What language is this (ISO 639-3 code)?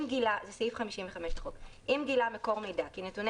heb